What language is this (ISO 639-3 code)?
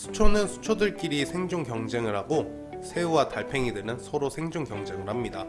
kor